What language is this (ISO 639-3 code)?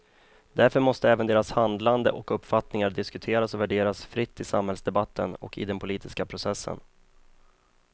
swe